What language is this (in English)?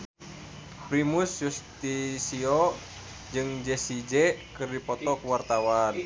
Sundanese